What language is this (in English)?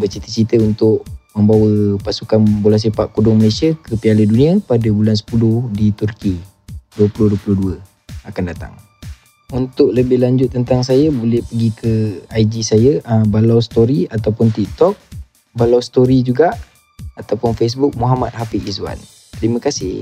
Malay